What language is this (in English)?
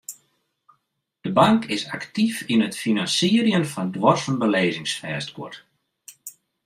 Western Frisian